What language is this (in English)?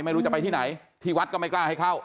Thai